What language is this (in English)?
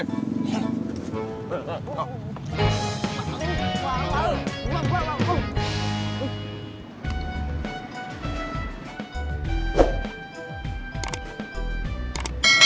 Indonesian